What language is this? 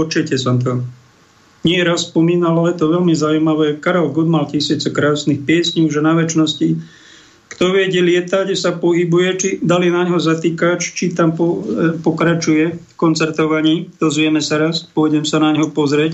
Slovak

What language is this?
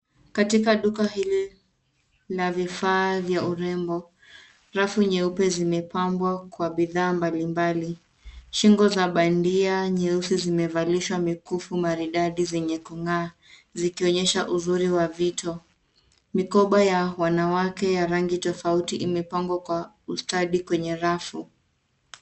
Swahili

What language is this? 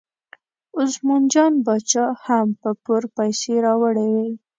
Pashto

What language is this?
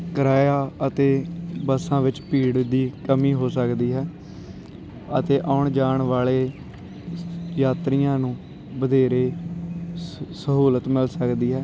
Punjabi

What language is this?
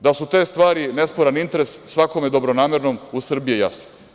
Serbian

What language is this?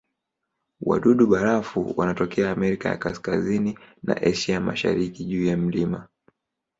Swahili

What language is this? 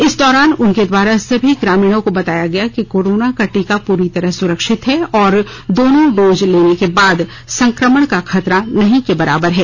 Hindi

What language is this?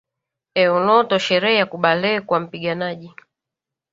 Swahili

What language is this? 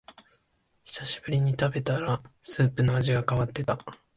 Japanese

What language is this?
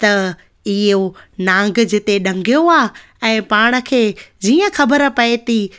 Sindhi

